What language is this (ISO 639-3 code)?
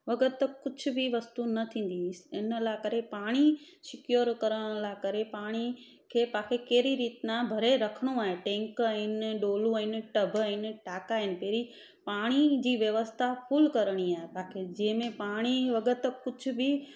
snd